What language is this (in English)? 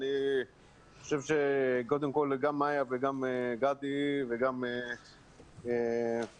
Hebrew